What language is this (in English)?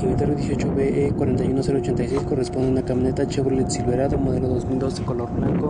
Spanish